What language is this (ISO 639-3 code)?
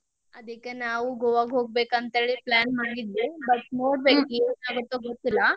kan